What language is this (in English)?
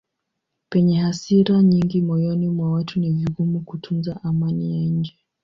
Swahili